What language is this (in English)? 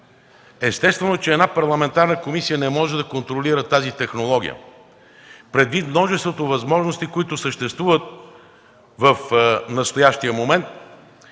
Bulgarian